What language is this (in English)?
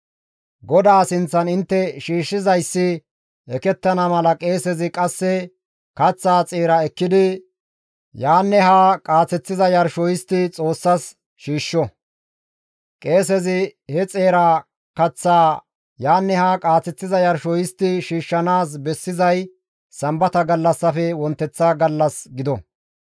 Gamo